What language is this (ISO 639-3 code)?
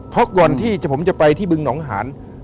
tha